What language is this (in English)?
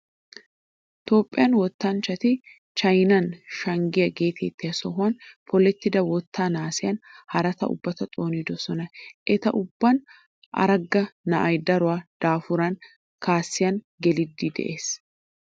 Wolaytta